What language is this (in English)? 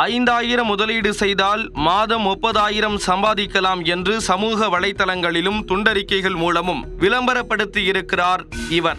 Tamil